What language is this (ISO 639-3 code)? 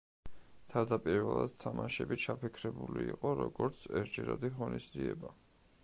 kat